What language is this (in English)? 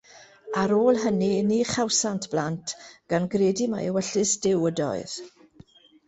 Welsh